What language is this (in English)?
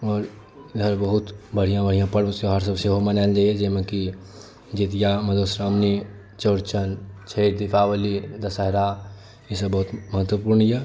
Maithili